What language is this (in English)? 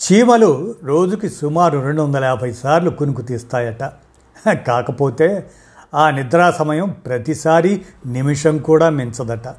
Telugu